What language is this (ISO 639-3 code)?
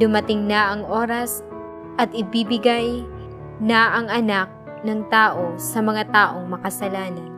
fil